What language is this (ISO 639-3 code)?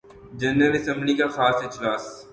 urd